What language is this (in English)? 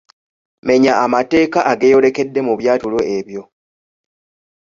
Ganda